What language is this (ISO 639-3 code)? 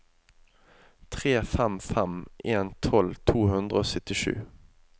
nor